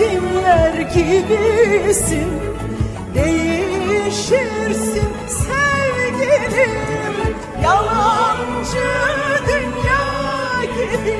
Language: Turkish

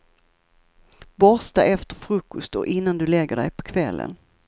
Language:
Swedish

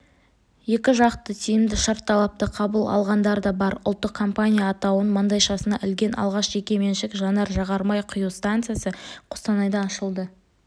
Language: Kazakh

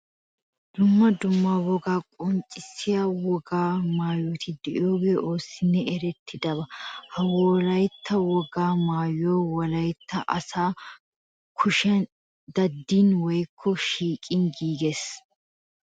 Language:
Wolaytta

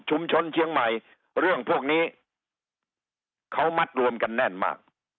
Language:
Thai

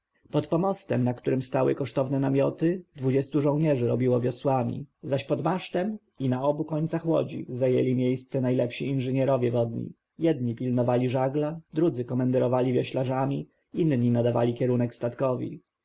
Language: Polish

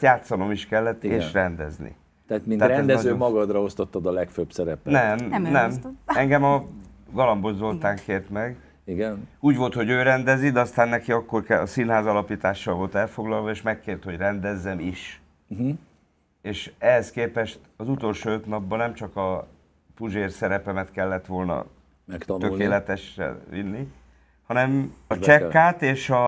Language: Hungarian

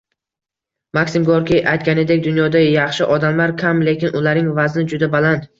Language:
Uzbek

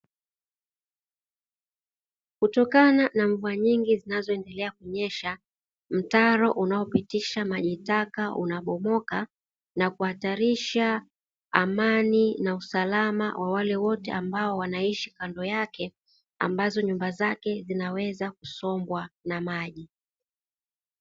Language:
Swahili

